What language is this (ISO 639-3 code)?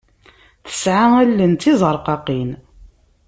kab